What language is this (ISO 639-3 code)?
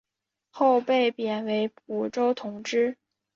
zho